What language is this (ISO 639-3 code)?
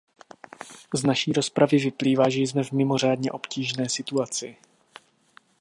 ces